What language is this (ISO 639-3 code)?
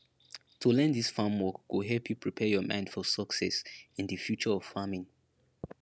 pcm